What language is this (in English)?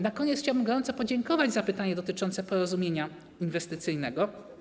Polish